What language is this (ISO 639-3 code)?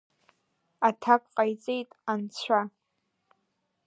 abk